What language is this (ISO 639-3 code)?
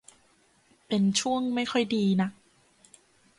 tha